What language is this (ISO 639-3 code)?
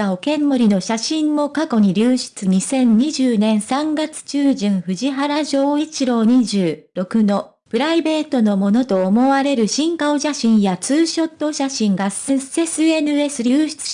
jpn